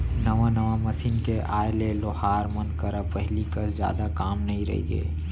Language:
Chhattisgarhi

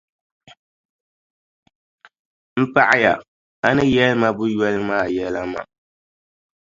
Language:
Dagbani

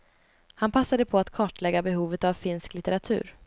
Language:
Swedish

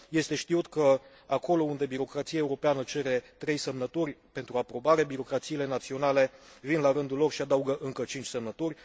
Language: Romanian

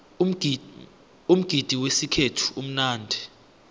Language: South Ndebele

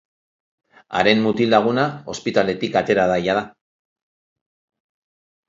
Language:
Basque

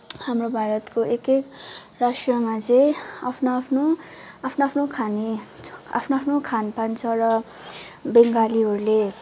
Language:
Nepali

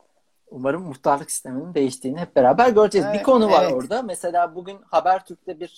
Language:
Turkish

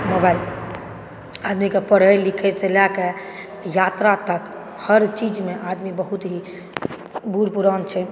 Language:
Maithili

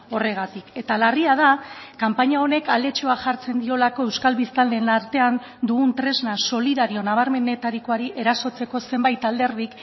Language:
Basque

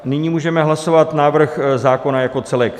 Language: Czech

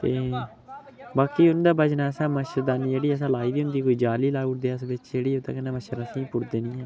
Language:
Dogri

